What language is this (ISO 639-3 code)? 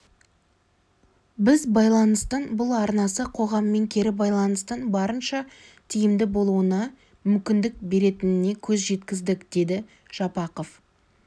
kaz